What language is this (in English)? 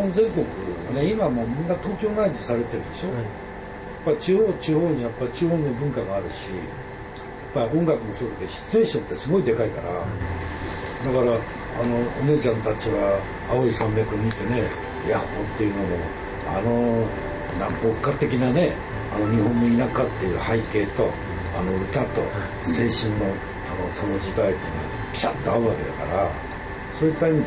Japanese